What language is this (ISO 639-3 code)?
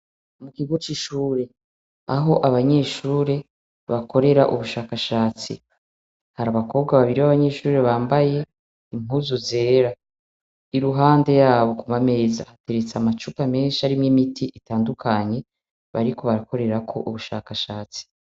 run